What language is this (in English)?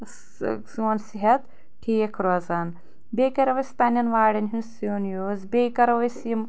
Kashmiri